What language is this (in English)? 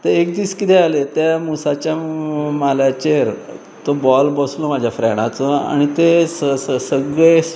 Konkani